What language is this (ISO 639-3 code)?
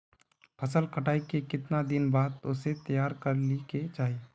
mag